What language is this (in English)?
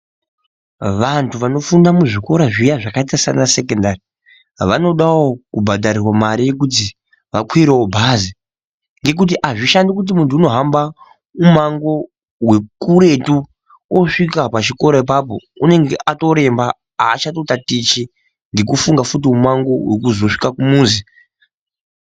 Ndau